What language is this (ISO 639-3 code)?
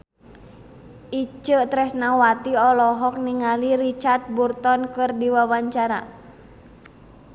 sun